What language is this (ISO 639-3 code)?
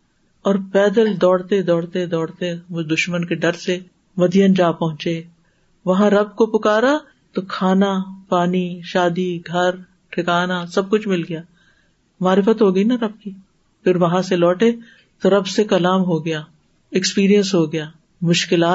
urd